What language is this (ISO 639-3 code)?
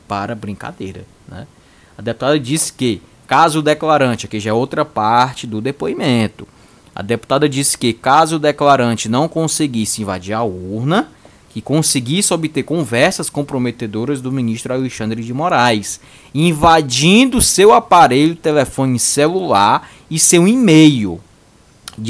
por